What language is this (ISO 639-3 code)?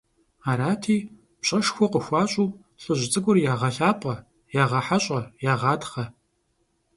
kbd